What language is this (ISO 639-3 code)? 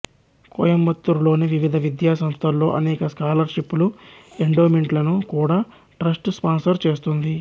tel